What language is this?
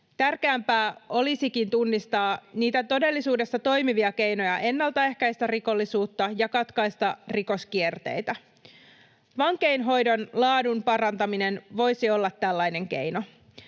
Finnish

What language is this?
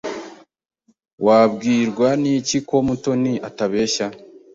Kinyarwanda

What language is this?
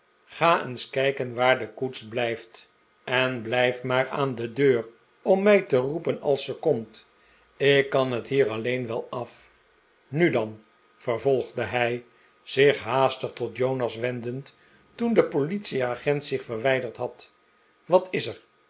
Dutch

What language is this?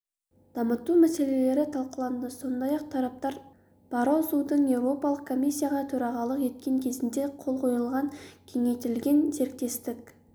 Kazakh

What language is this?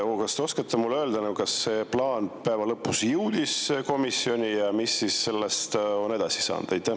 Estonian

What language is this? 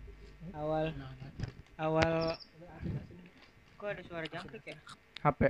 Indonesian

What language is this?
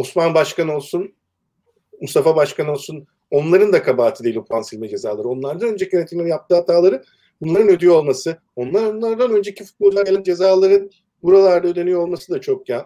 Turkish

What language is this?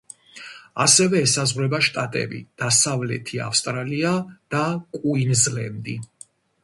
Georgian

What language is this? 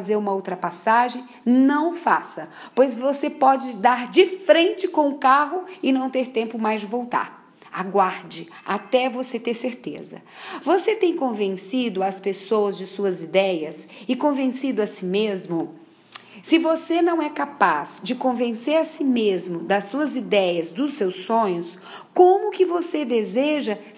Portuguese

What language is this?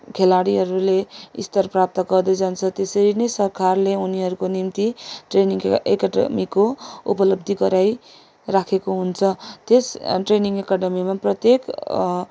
Nepali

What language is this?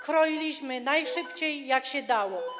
Polish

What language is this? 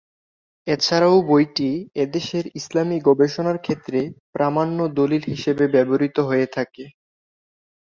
Bangla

